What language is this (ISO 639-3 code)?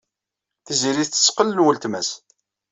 kab